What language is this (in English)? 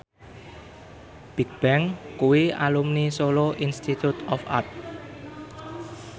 Javanese